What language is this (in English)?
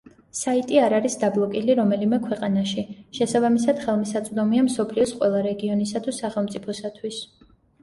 Georgian